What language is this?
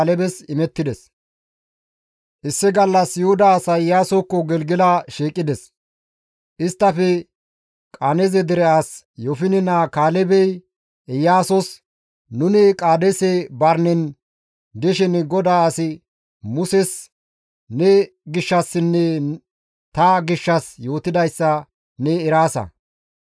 Gamo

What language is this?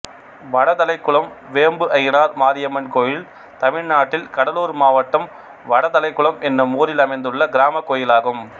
Tamil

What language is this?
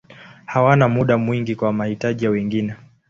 Swahili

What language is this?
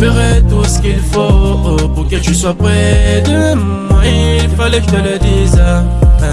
French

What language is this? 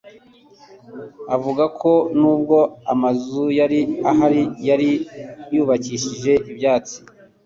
Kinyarwanda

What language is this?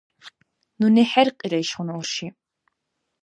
Dargwa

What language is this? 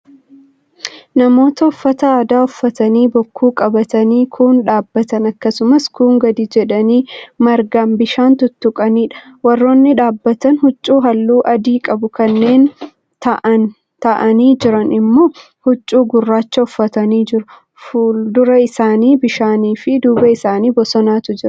Oromo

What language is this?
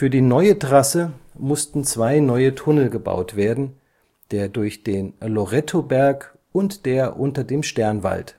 German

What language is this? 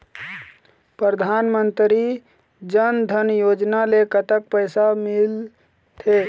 Chhattisgarhi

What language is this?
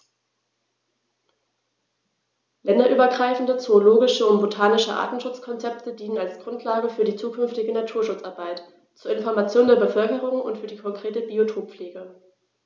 German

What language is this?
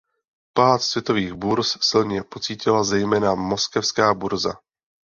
Czech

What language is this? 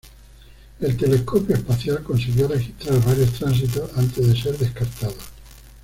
Spanish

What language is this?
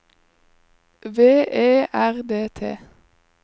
Norwegian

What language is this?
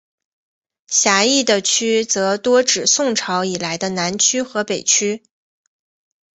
Chinese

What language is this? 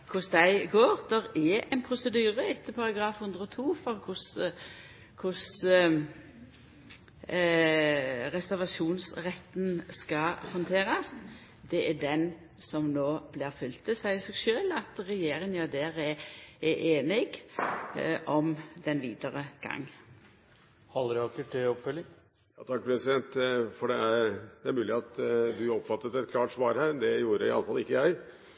Norwegian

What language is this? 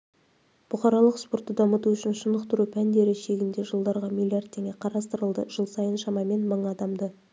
Kazakh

